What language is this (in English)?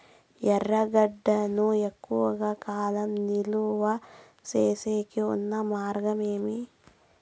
Telugu